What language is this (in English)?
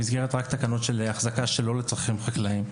Hebrew